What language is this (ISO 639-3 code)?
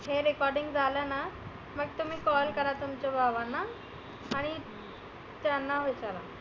mar